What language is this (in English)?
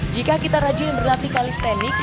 Indonesian